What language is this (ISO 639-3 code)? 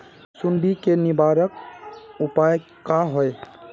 mag